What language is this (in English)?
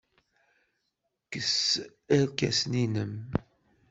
Kabyle